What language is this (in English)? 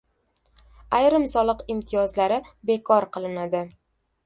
Uzbek